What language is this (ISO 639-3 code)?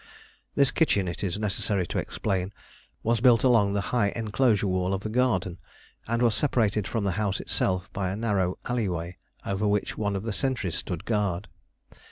eng